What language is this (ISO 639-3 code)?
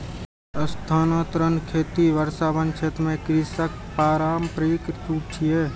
mai